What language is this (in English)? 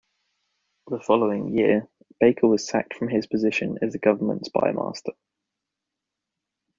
English